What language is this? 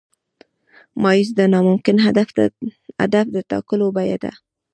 Pashto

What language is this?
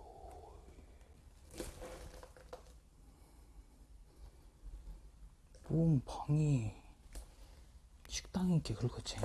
Korean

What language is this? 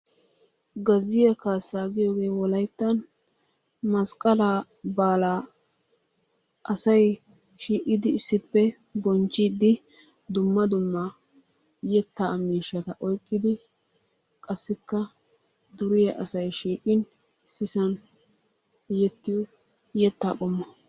Wolaytta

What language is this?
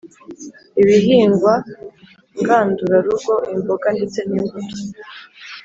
Kinyarwanda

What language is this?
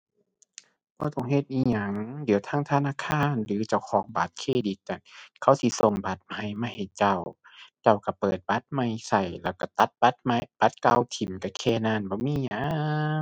Thai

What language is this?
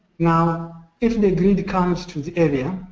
English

